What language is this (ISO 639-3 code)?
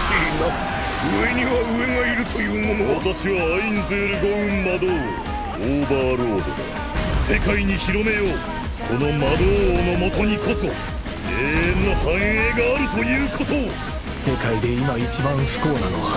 jpn